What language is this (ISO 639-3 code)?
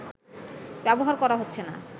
ben